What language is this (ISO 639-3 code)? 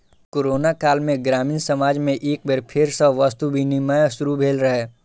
mai